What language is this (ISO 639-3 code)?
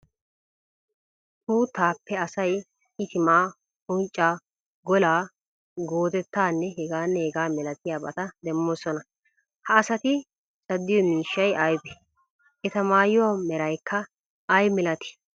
wal